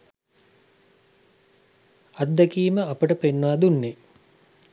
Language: Sinhala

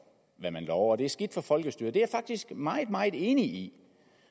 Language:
Danish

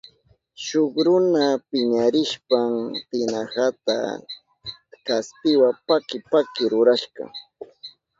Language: Southern Pastaza Quechua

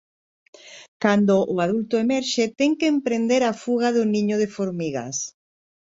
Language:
Galician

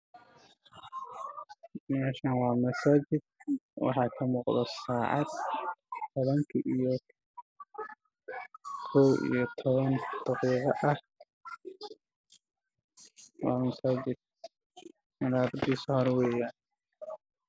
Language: Somali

